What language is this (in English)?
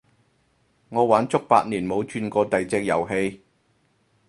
Cantonese